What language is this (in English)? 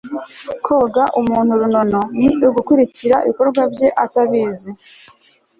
Kinyarwanda